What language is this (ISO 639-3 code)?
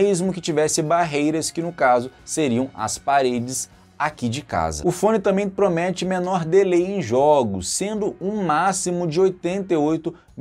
por